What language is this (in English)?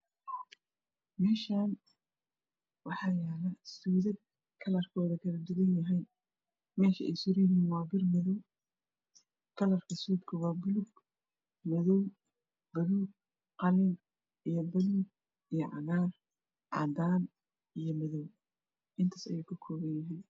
Somali